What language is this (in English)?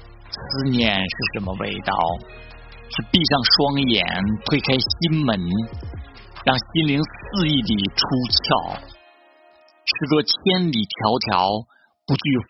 Chinese